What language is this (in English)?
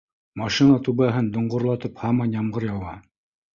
Bashkir